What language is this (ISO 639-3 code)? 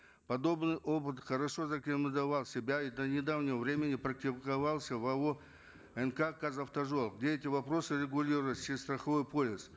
kaz